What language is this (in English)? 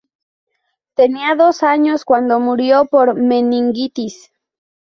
Spanish